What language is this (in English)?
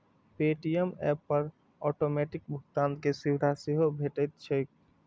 Maithili